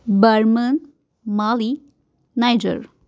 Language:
Marathi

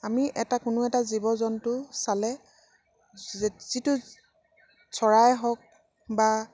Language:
Assamese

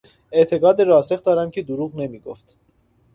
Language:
Persian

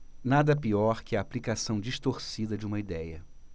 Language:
Portuguese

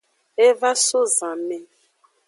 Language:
Aja (Benin)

